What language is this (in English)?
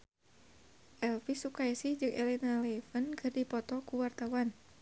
Sundanese